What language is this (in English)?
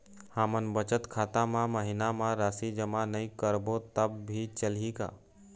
Chhattisgarhi